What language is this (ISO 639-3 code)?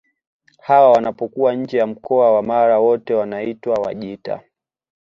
swa